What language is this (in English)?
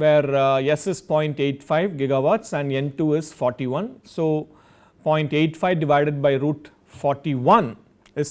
English